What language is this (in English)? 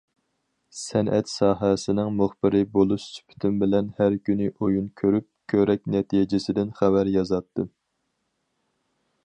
Uyghur